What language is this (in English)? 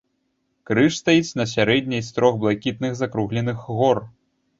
Belarusian